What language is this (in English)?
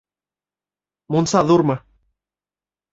Bashkir